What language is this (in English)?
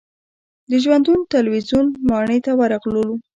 Pashto